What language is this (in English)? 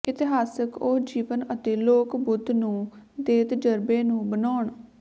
Punjabi